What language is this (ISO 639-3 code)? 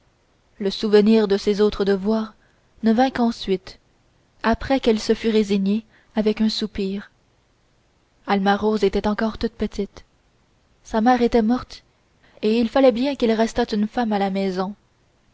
fra